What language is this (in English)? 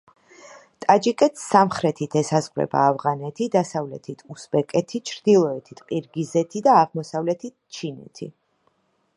Georgian